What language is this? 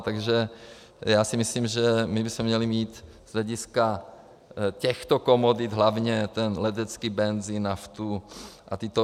Czech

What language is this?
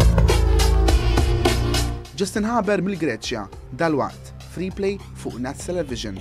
Arabic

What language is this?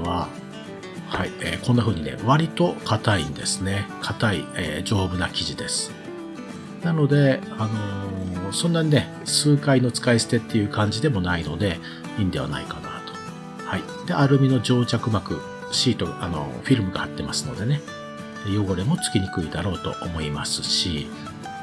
Japanese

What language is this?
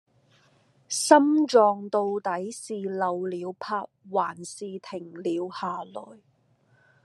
Cantonese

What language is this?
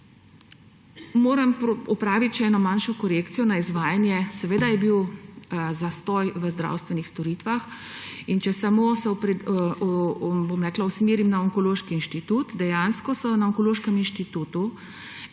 Slovenian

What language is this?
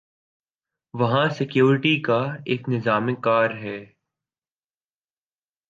Urdu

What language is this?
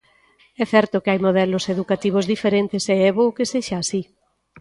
Galician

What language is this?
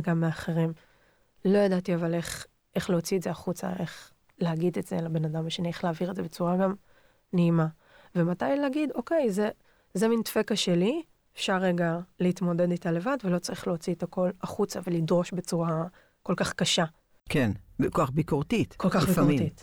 Hebrew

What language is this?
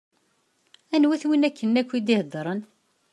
Kabyle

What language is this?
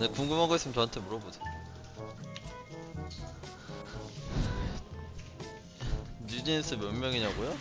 Korean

